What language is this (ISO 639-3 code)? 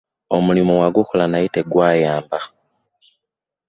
lug